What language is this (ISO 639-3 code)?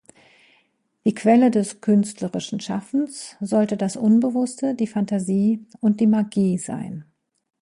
deu